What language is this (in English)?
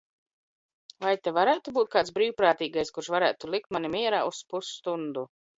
Latvian